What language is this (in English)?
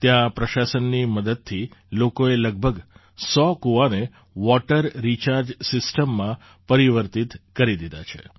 Gujarati